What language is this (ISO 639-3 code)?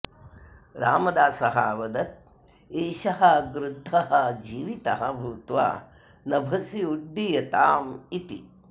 san